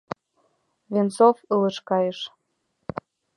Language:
Mari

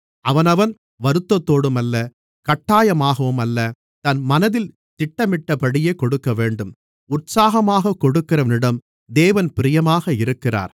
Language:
Tamil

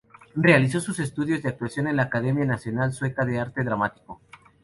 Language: Spanish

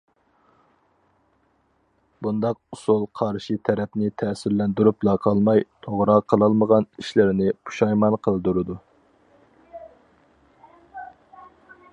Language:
Uyghur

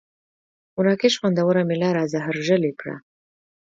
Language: Pashto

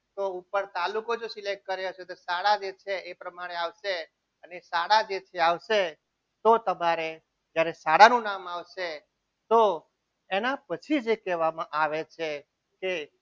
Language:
Gujarati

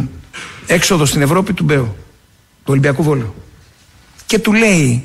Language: Greek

